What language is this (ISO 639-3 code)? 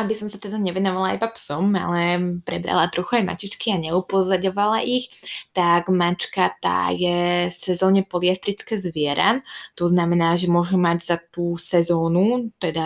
slk